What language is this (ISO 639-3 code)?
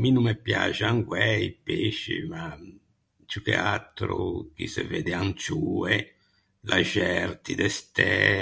lij